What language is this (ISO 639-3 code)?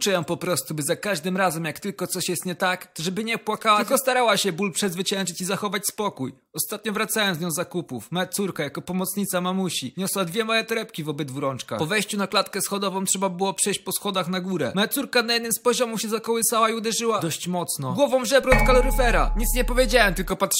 pol